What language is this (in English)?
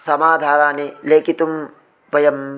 Sanskrit